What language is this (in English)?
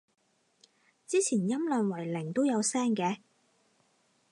Cantonese